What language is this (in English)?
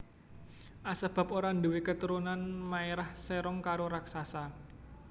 Javanese